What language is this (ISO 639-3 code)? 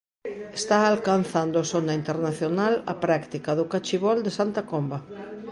glg